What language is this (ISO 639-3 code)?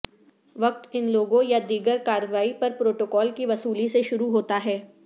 urd